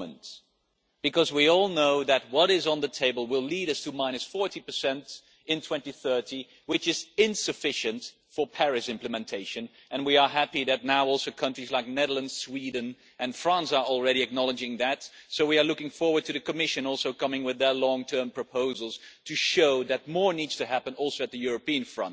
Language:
English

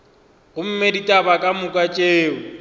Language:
Northern Sotho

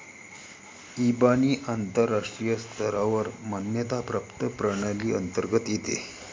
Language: Marathi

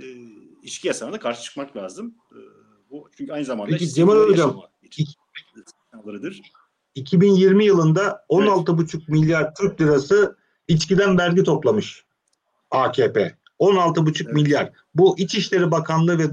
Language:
Turkish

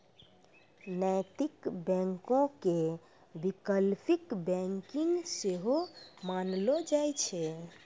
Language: Maithili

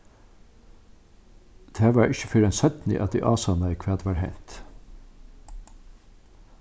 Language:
Faroese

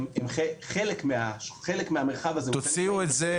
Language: Hebrew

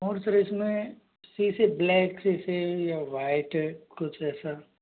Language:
Hindi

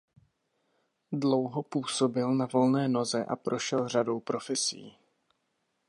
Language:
Czech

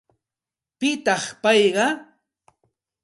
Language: Santa Ana de Tusi Pasco Quechua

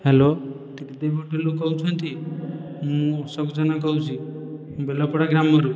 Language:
Odia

